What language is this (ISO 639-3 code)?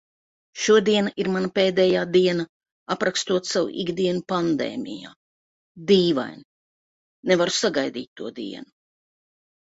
lav